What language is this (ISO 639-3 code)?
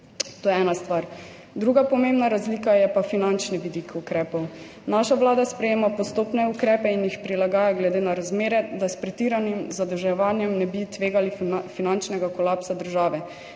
slv